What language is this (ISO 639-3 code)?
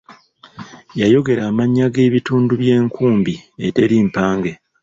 lug